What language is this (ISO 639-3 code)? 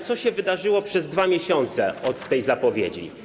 pol